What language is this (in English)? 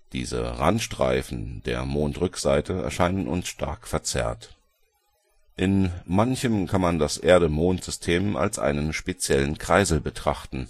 German